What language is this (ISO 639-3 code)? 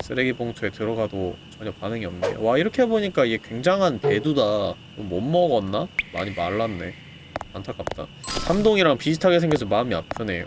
kor